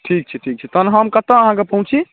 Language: Maithili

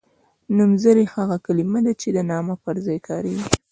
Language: Pashto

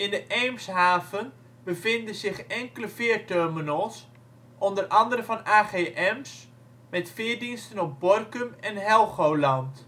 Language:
Dutch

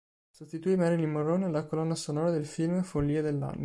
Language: Italian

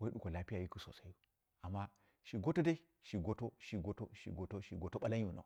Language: Dera (Nigeria)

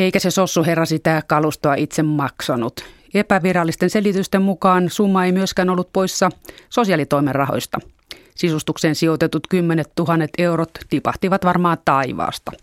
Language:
Finnish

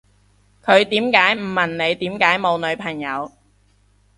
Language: Cantonese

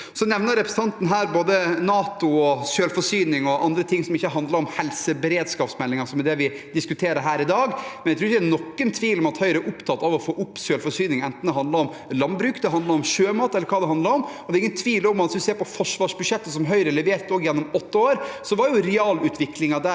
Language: Norwegian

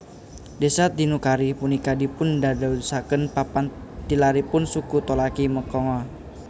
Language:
Javanese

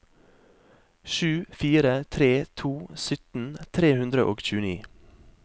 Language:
Norwegian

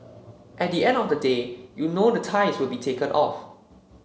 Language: English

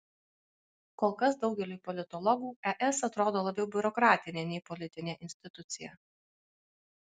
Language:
Lithuanian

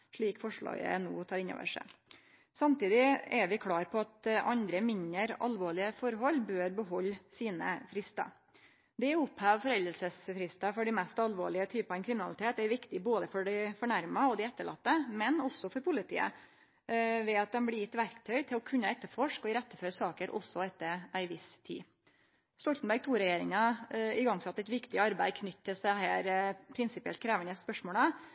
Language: Norwegian Nynorsk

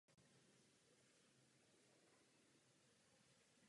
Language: Czech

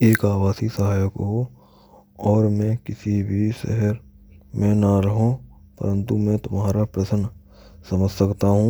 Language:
Braj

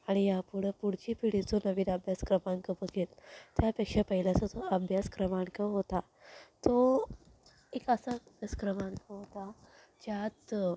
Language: Marathi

